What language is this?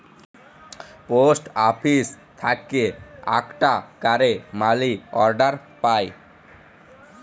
Bangla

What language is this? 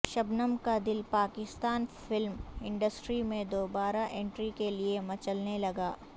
Urdu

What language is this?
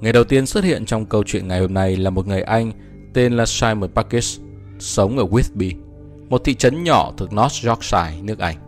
Vietnamese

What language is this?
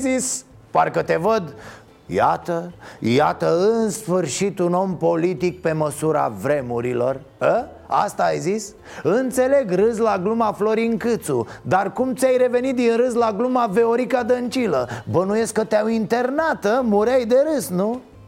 Romanian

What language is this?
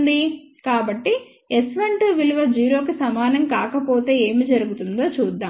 Telugu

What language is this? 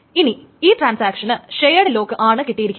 Malayalam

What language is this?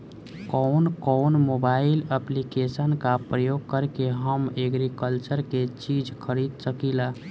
Bhojpuri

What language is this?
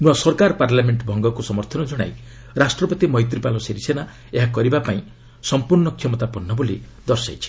Odia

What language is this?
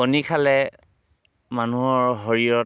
Assamese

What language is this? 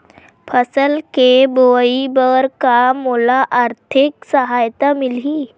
Chhattisgarhi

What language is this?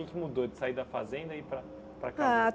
Portuguese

